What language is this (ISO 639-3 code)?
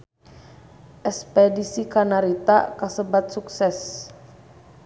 sun